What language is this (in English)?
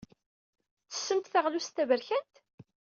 Kabyle